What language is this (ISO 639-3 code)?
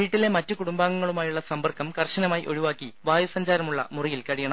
mal